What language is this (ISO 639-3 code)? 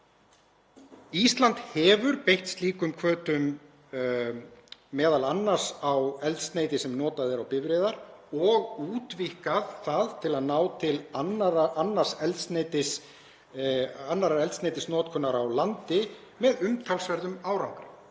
isl